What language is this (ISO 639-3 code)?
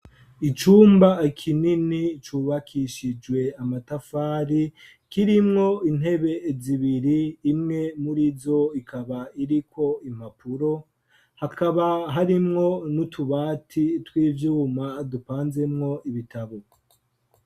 run